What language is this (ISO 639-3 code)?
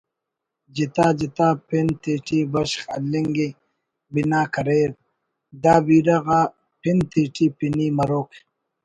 brh